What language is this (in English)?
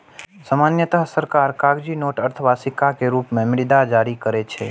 Maithili